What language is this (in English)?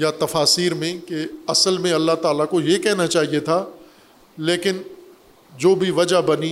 Urdu